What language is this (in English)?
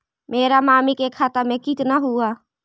Magahi